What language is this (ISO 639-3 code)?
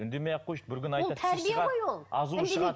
kaz